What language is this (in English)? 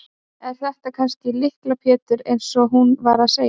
Icelandic